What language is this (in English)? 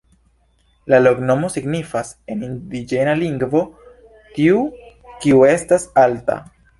Esperanto